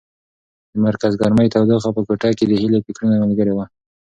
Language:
Pashto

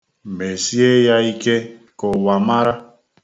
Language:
Igbo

